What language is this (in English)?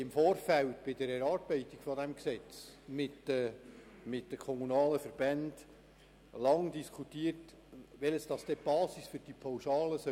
Swiss German